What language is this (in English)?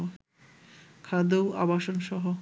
Bangla